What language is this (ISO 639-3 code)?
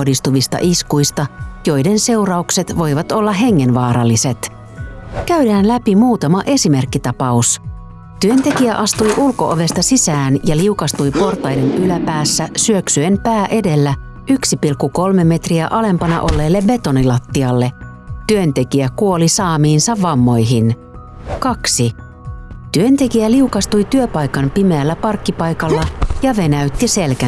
fin